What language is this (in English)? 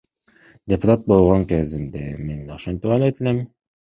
Kyrgyz